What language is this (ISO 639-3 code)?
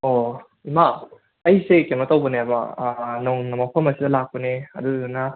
mni